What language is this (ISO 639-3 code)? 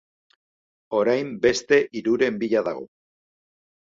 eus